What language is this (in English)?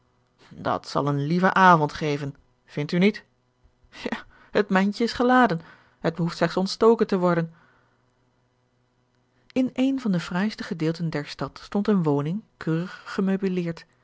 Dutch